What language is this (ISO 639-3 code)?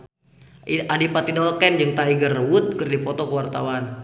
sun